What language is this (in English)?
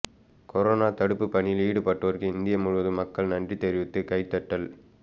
Tamil